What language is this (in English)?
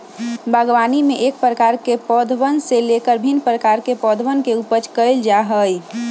Magahi